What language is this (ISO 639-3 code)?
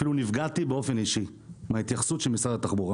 heb